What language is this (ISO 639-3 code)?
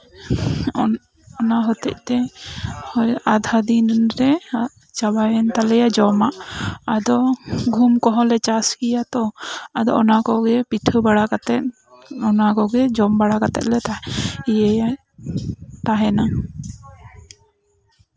sat